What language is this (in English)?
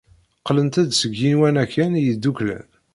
Kabyle